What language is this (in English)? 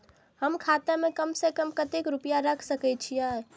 Maithili